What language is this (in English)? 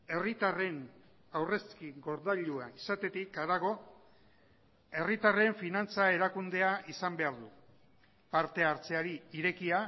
Basque